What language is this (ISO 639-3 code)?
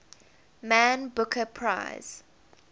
eng